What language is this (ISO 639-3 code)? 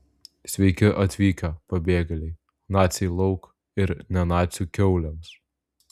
lit